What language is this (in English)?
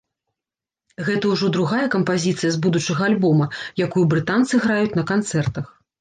Belarusian